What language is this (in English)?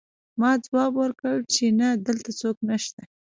Pashto